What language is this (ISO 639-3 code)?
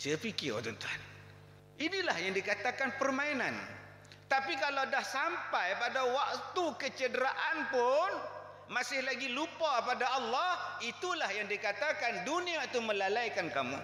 msa